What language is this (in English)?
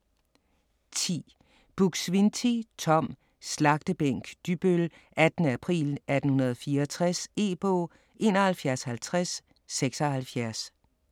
Danish